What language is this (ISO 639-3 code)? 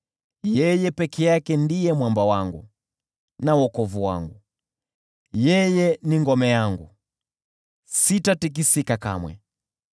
swa